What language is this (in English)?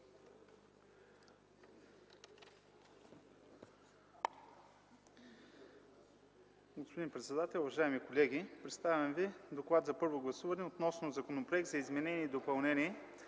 Bulgarian